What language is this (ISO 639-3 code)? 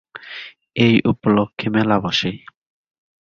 ben